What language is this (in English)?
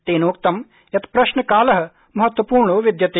Sanskrit